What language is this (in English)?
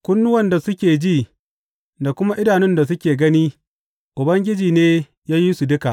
Hausa